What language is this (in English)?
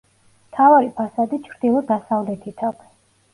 Georgian